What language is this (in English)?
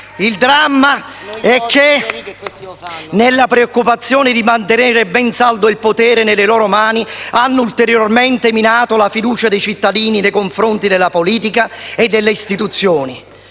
Italian